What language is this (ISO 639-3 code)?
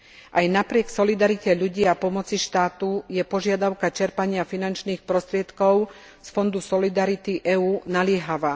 slk